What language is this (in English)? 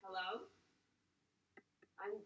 Welsh